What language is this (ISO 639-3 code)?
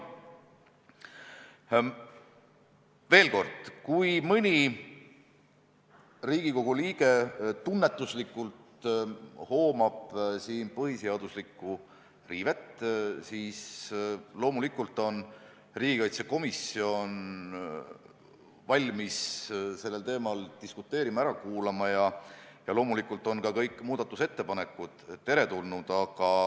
est